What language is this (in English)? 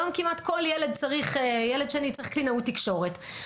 Hebrew